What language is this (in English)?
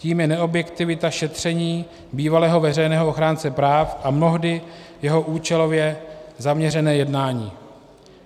Czech